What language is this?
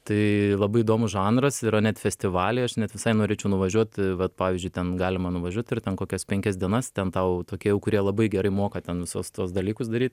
Lithuanian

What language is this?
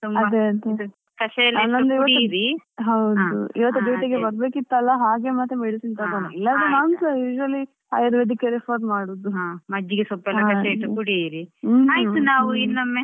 Kannada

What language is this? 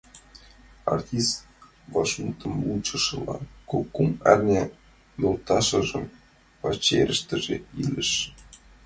Mari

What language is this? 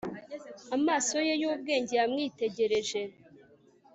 Kinyarwanda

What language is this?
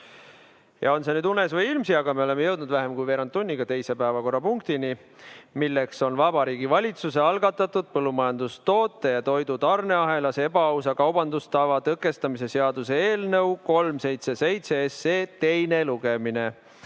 Estonian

